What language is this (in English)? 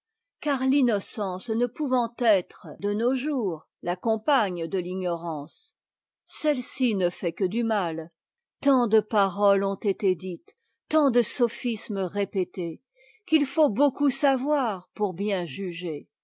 French